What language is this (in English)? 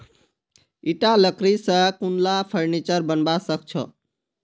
Magahi